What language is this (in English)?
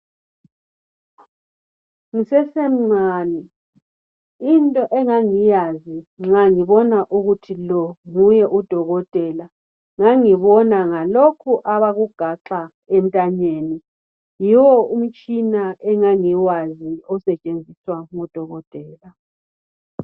North Ndebele